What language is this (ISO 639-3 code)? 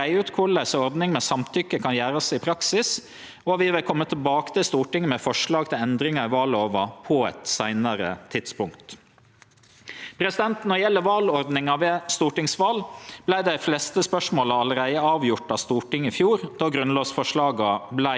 nor